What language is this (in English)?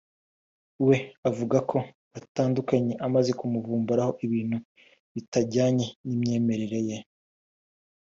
Kinyarwanda